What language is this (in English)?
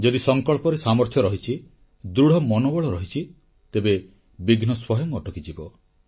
Odia